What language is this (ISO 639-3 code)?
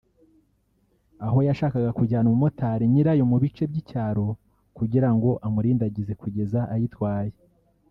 kin